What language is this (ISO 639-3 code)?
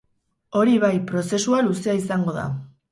eus